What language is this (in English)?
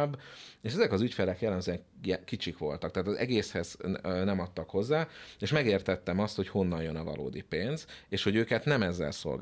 Hungarian